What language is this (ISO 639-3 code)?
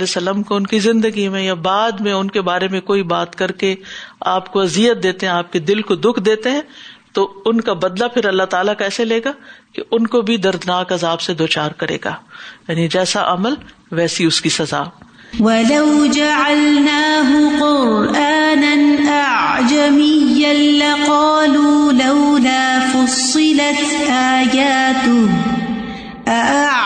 urd